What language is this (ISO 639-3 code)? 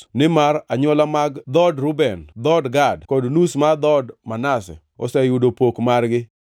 luo